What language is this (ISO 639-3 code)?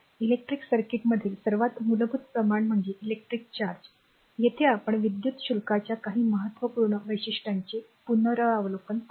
mar